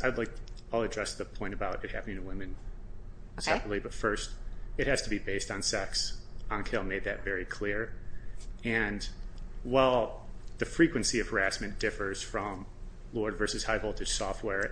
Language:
English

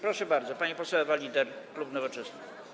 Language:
Polish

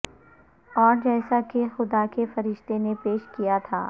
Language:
Urdu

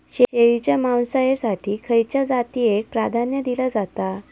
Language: Marathi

